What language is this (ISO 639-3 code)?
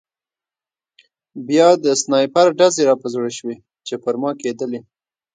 pus